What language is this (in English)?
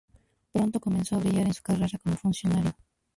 Spanish